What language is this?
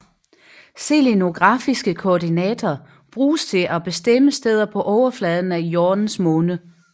Danish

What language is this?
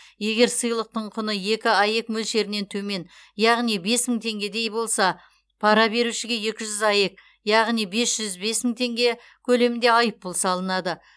Kazakh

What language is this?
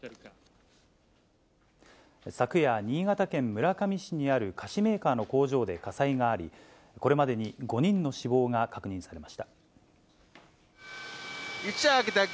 Japanese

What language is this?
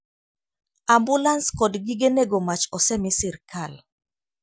Luo (Kenya and Tanzania)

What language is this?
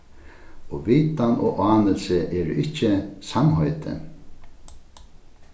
Faroese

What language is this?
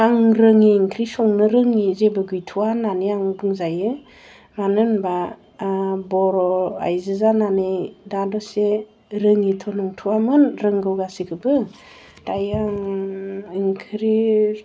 Bodo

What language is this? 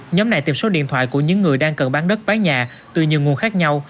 Vietnamese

